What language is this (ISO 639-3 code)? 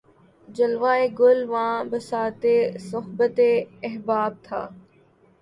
urd